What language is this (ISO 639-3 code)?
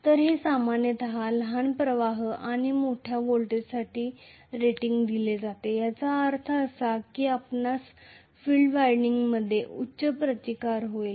mar